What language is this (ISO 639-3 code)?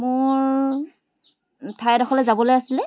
asm